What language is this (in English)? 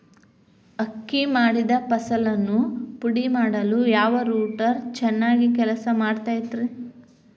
Kannada